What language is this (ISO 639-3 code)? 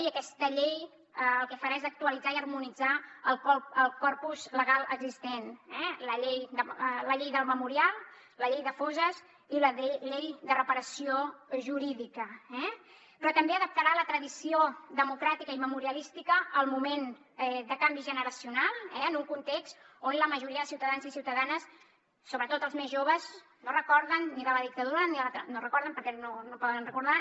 cat